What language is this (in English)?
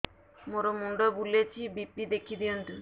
Odia